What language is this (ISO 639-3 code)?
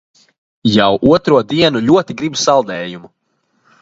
lav